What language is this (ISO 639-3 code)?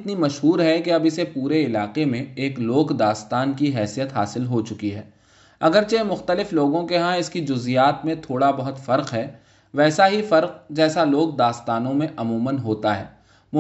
urd